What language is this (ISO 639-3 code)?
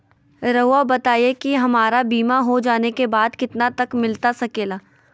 mag